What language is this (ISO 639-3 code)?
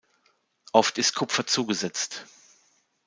deu